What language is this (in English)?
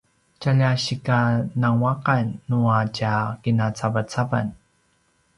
Paiwan